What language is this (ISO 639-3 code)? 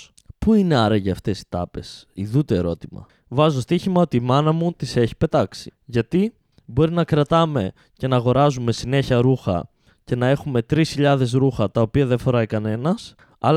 ell